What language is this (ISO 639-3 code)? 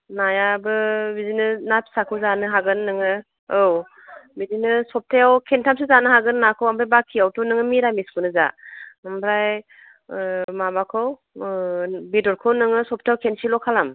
brx